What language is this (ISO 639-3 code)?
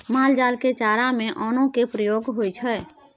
mai